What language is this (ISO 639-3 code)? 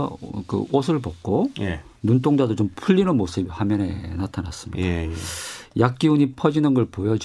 kor